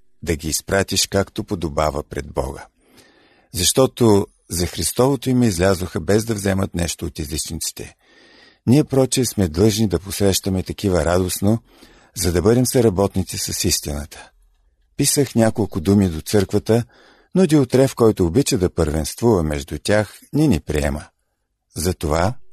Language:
Bulgarian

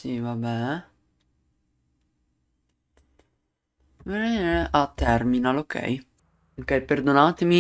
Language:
Italian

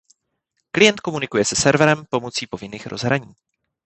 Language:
Czech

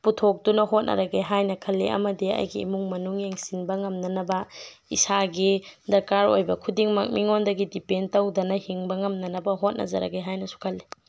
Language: Manipuri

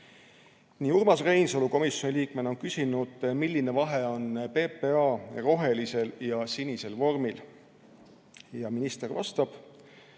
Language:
Estonian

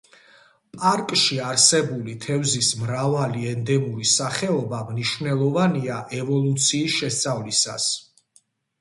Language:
Georgian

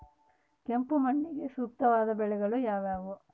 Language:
Kannada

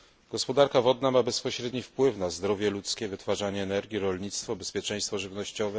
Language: Polish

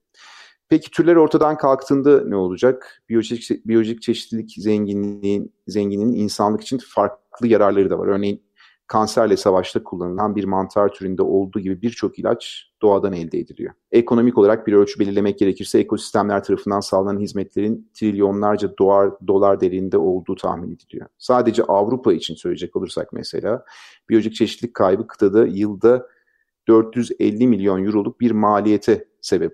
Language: Turkish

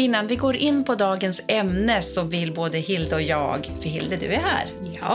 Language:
Swedish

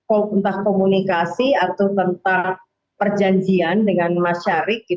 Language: Indonesian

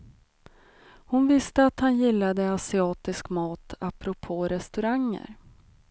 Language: Swedish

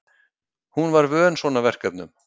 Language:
Icelandic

